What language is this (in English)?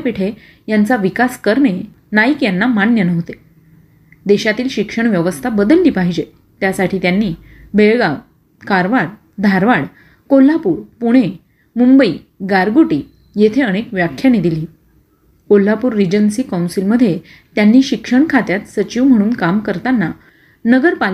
Marathi